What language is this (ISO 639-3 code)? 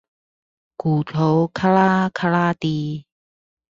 zho